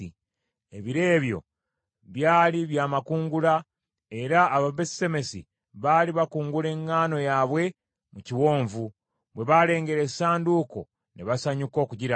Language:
Ganda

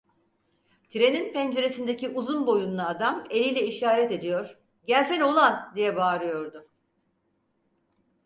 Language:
Turkish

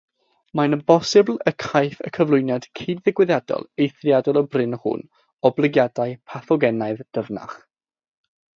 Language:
Welsh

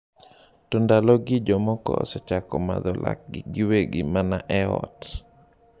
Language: Luo (Kenya and Tanzania)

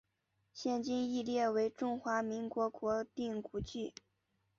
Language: Chinese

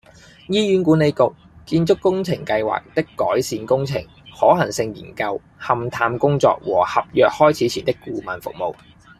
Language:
Cantonese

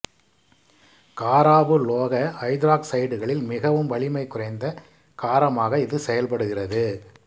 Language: Tamil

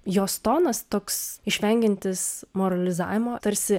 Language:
Lithuanian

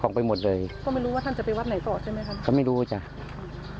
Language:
Thai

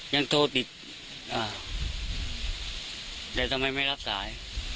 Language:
Thai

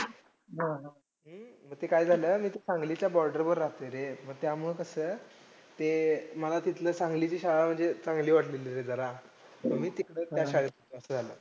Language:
Marathi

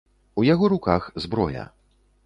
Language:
Belarusian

